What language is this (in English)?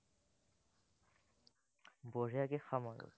Assamese